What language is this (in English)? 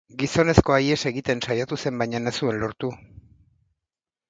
Basque